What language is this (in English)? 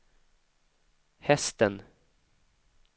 Swedish